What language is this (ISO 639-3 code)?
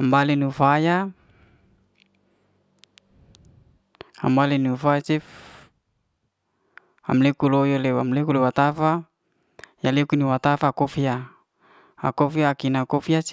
ste